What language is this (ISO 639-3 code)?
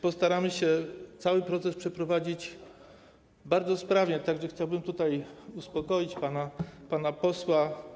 pol